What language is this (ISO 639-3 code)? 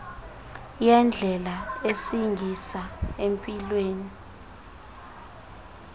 xho